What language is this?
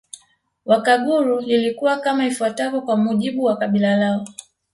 Swahili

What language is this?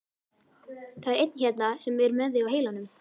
Icelandic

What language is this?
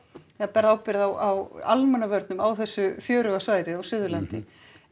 Icelandic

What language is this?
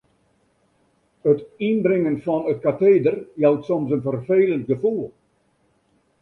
Western Frisian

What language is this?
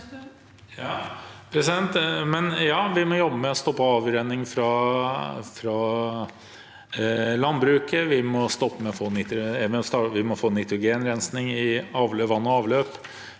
Norwegian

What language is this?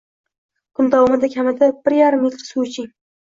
Uzbek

